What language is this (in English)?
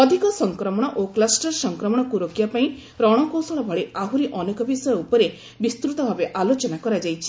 Odia